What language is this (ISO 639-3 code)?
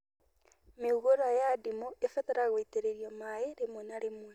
kik